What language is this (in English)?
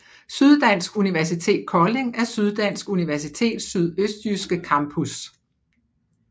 Danish